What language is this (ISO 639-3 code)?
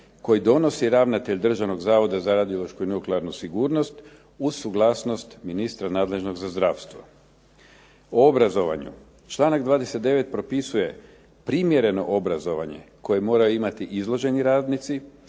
hrv